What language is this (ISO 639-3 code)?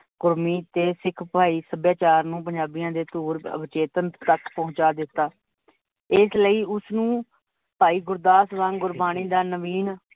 pan